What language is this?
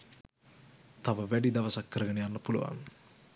Sinhala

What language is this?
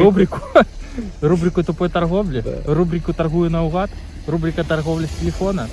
Russian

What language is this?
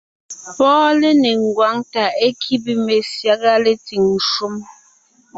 Ngiemboon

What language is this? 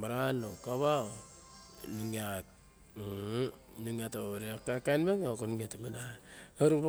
Barok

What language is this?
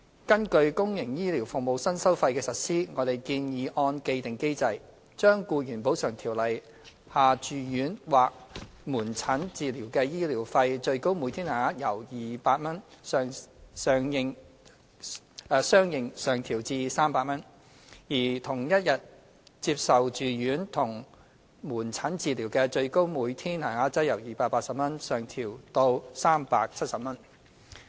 Cantonese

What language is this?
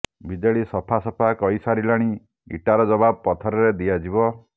Odia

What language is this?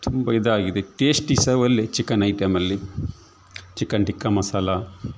Kannada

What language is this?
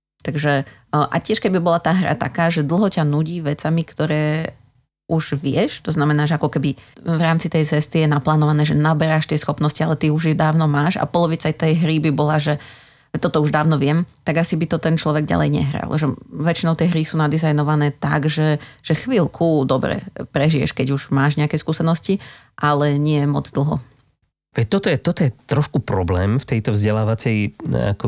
Slovak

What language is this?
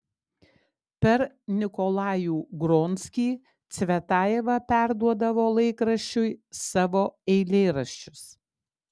Lithuanian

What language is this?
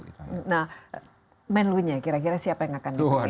Indonesian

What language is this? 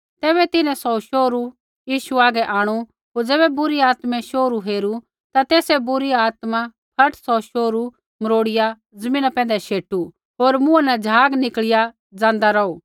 Kullu Pahari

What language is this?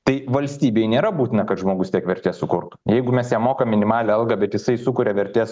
Lithuanian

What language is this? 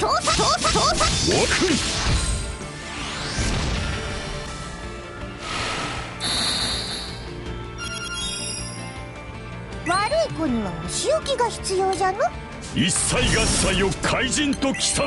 Japanese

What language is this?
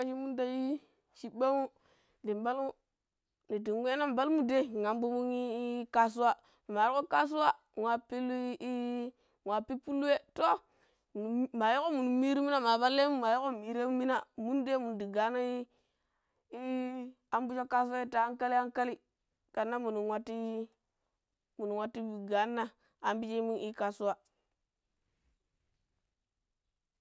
Pero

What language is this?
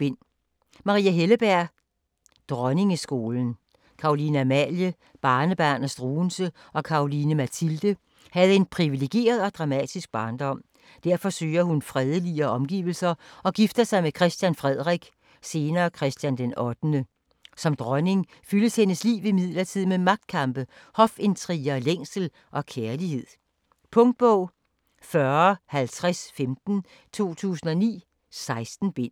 Danish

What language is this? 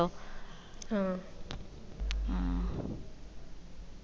Malayalam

